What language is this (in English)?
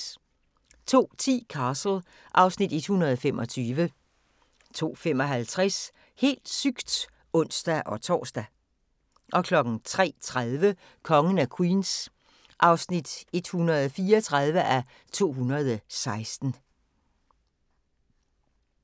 Danish